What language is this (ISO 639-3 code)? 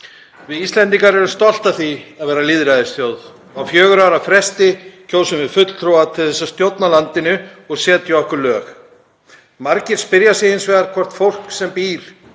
isl